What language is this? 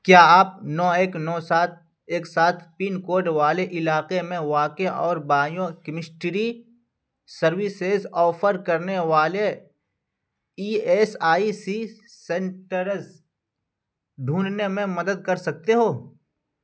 Urdu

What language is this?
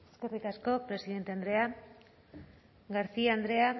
Basque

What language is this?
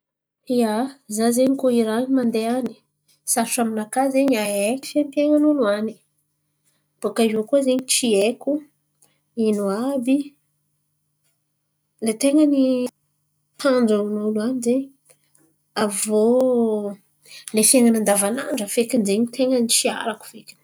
Antankarana Malagasy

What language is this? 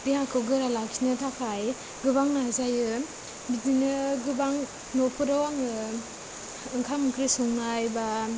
Bodo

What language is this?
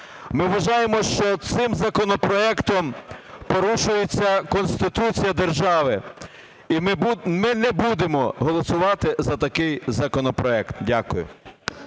Ukrainian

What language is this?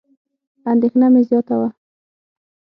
Pashto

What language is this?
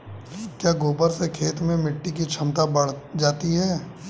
Hindi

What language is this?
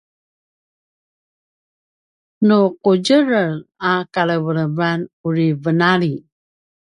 Paiwan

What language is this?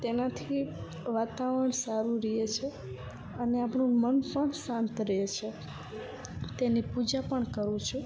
Gujarati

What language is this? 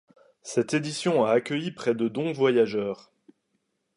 French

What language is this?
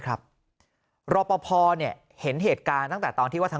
Thai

